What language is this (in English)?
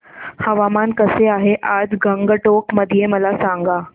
Marathi